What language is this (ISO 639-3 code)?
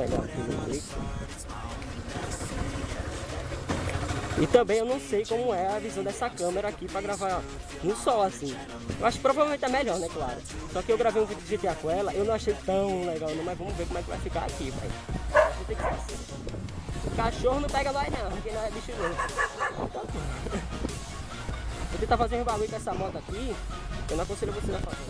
por